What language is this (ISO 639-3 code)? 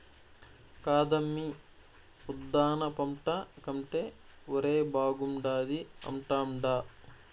tel